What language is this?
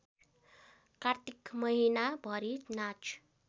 Nepali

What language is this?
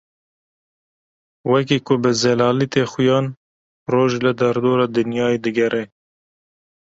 Kurdish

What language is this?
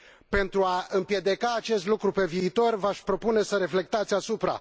Romanian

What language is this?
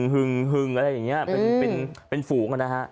Thai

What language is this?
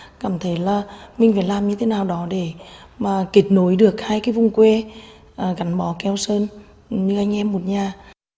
Vietnamese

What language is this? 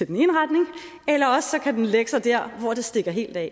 Danish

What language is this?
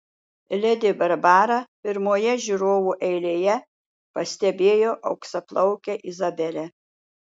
Lithuanian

